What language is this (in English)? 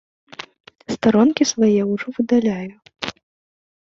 Belarusian